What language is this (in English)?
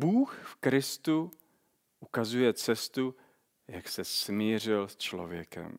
Czech